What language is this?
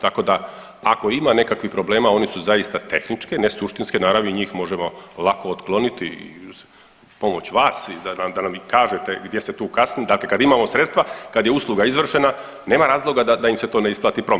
Croatian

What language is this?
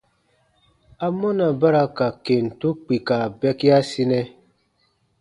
Baatonum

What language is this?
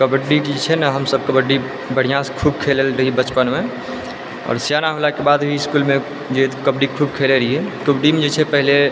Maithili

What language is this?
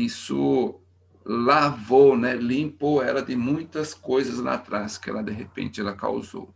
Portuguese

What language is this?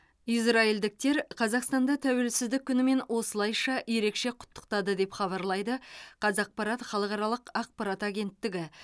Kazakh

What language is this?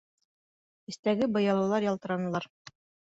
Bashkir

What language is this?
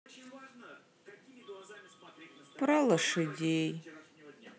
Russian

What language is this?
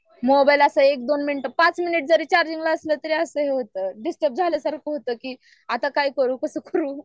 Marathi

